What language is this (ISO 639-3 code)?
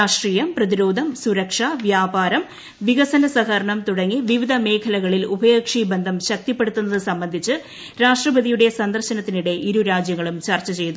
mal